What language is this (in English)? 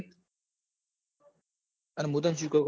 Gujarati